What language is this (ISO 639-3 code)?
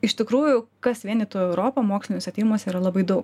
lit